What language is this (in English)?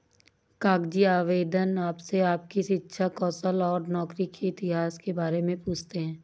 Hindi